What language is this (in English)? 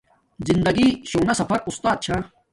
Domaaki